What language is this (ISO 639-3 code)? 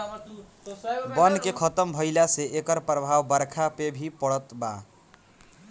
bho